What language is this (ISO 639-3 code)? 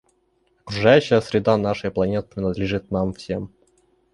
rus